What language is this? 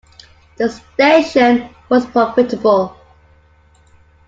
English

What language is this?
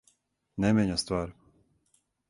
Serbian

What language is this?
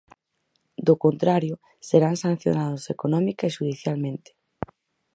Galician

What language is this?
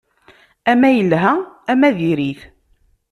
Kabyle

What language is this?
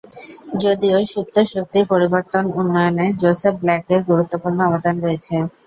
Bangla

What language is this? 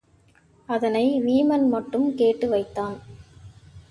Tamil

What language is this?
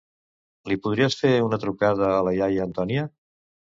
Catalan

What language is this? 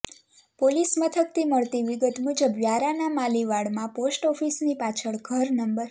Gujarati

